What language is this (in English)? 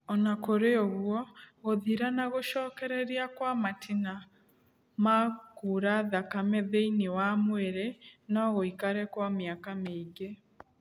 Kikuyu